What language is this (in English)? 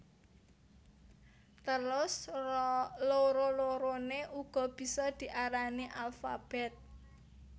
Javanese